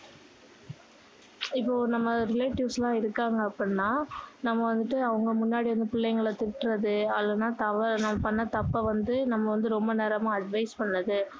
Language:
Tamil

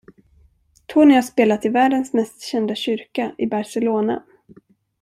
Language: Swedish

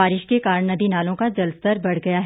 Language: Hindi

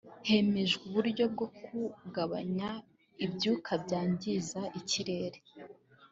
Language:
Kinyarwanda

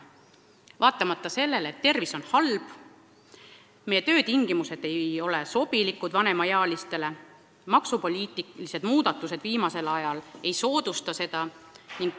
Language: Estonian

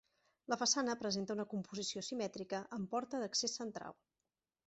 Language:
Catalan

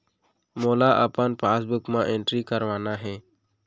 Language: Chhattisgarhi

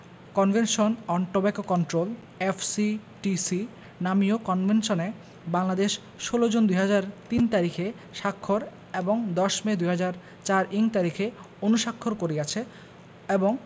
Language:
Bangla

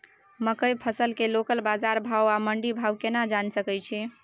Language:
Maithili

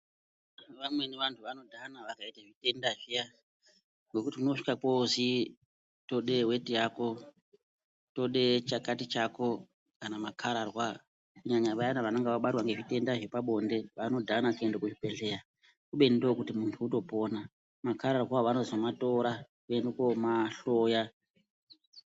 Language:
Ndau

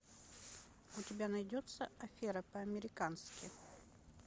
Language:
Russian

